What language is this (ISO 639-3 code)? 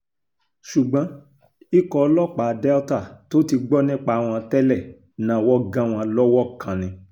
yor